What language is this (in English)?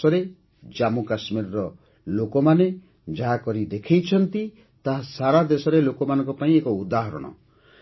Odia